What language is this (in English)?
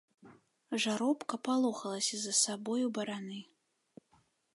Belarusian